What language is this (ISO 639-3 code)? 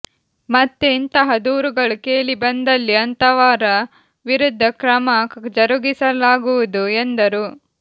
kan